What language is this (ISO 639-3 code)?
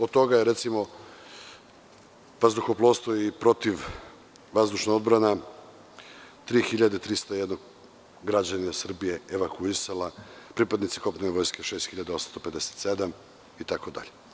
srp